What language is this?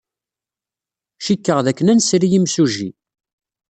Kabyle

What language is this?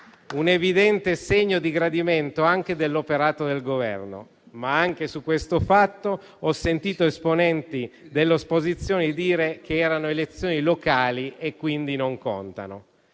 Italian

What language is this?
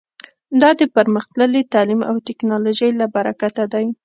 Pashto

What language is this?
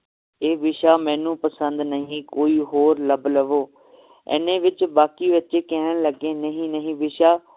Punjabi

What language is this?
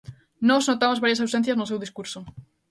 Galician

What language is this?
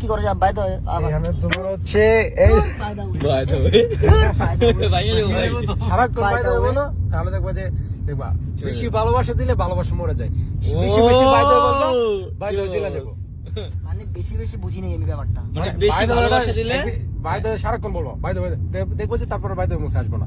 Turkish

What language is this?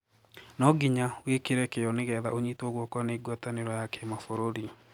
Kikuyu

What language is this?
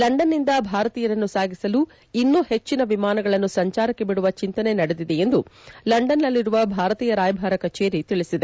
Kannada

